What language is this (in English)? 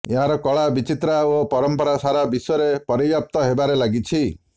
Odia